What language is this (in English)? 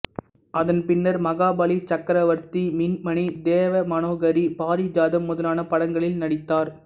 Tamil